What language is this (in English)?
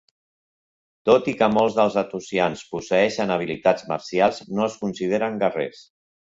Catalan